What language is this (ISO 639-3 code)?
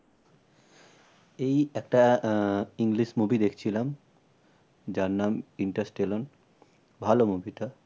ben